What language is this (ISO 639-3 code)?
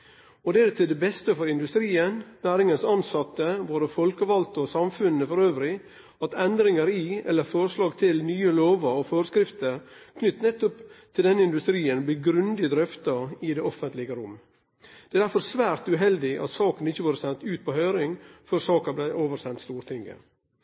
nno